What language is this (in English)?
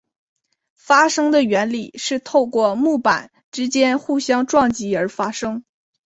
Chinese